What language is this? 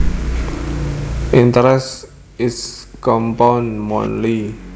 Javanese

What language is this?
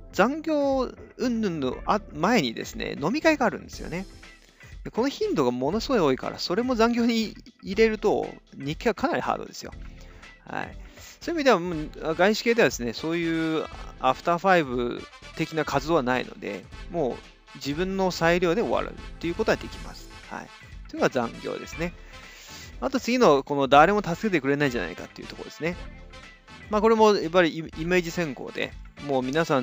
Japanese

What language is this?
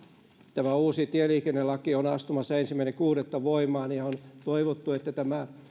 Finnish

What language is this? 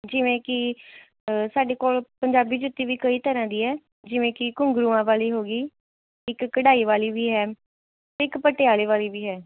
Punjabi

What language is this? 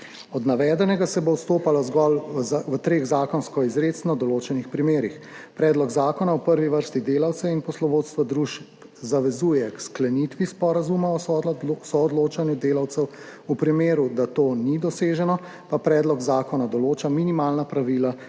Slovenian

